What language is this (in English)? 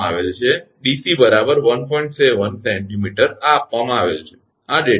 Gujarati